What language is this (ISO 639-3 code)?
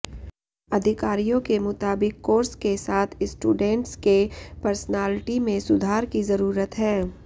hin